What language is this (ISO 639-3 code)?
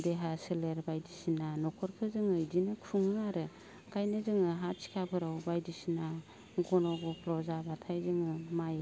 brx